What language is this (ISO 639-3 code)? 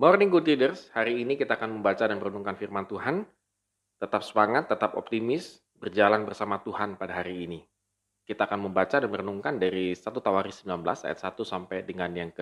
ind